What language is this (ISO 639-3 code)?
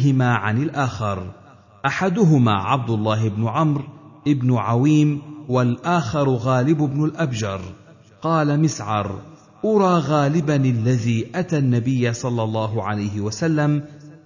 ara